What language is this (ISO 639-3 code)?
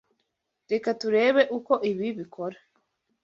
kin